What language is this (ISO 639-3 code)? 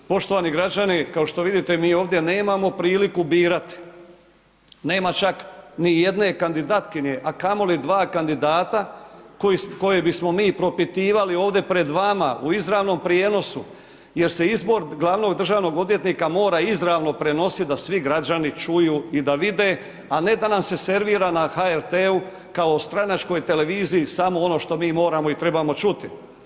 hrv